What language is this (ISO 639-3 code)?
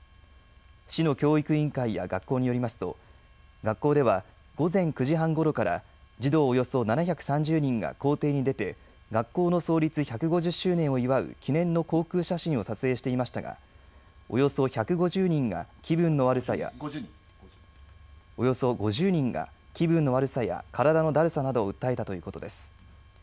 jpn